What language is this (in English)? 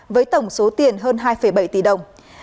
Vietnamese